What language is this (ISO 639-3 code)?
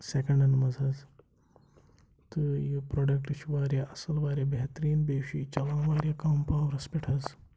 kas